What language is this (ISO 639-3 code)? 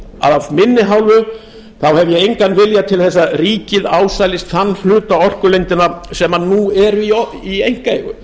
isl